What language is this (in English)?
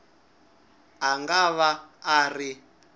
Tsonga